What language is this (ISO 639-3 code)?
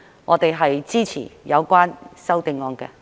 yue